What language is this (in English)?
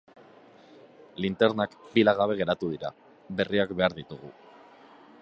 Basque